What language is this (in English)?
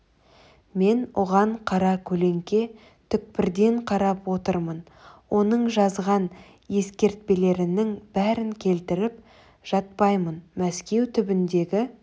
Kazakh